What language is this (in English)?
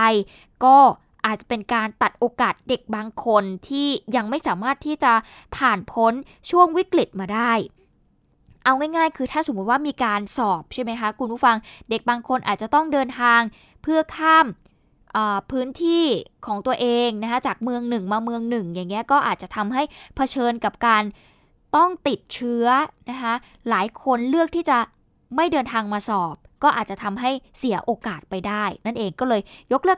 Thai